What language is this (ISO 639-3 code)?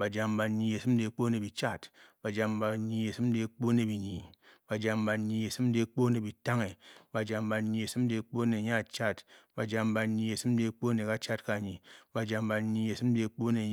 bky